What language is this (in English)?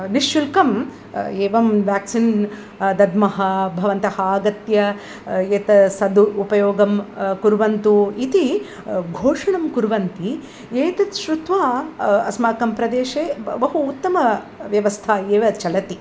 Sanskrit